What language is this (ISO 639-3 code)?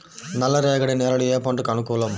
tel